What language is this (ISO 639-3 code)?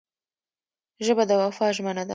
pus